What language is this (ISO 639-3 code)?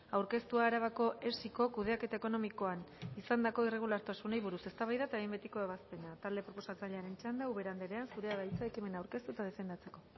eus